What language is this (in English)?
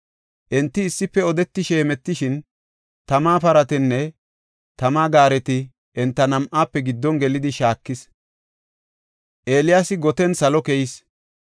Gofa